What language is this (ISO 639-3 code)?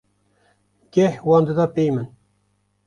kur